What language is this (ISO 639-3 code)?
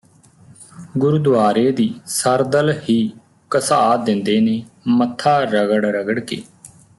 pan